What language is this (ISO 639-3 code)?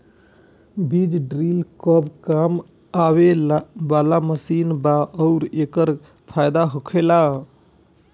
bho